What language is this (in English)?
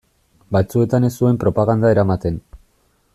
Basque